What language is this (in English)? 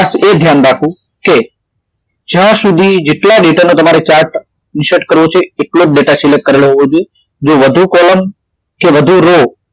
Gujarati